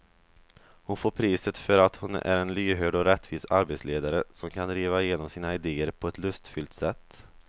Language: Swedish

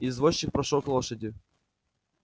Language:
Russian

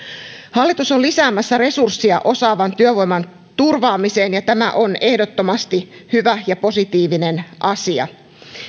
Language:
Finnish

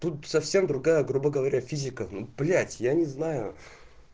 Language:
Russian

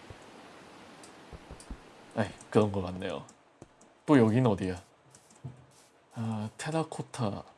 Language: Korean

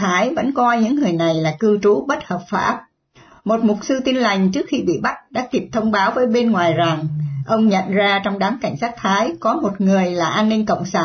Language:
Vietnamese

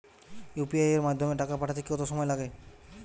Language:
Bangla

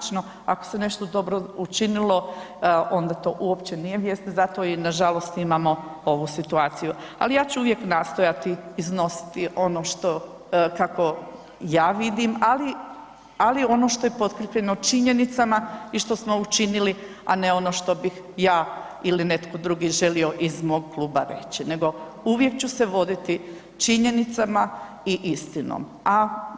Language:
Croatian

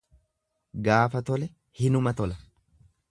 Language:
Oromo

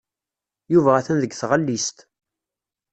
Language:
Kabyle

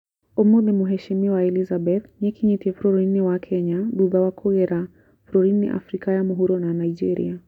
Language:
Kikuyu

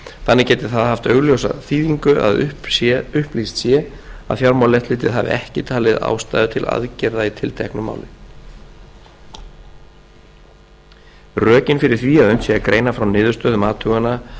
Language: Icelandic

